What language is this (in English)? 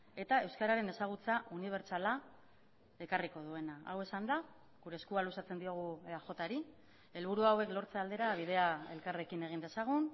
Basque